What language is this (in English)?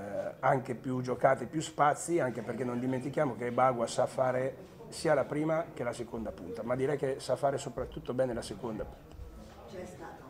Italian